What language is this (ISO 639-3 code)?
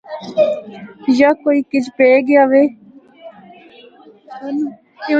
hno